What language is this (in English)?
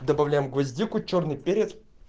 Russian